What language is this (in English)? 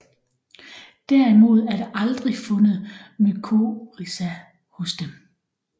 Danish